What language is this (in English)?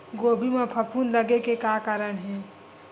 Chhattisgarhi